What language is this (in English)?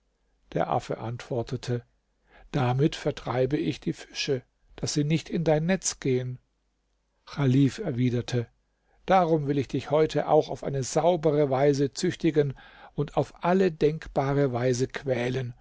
German